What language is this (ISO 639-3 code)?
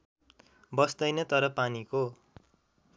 nep